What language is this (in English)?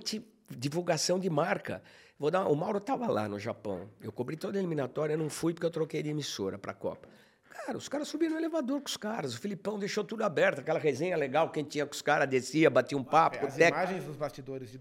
Portuguese